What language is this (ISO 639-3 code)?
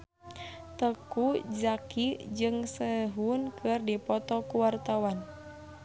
sun